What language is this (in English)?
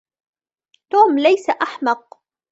Arabic